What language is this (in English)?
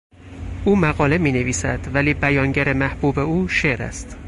Persian